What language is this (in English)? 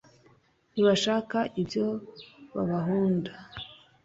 Kinyarwanda